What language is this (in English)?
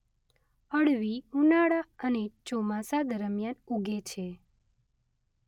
Gujarati